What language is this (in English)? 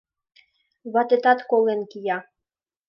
Mari